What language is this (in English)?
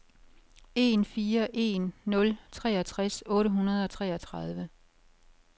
Danish